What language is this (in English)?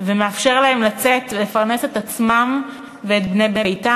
Hebrew